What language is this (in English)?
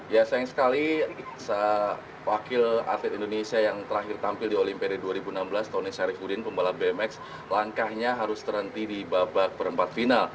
Indonesian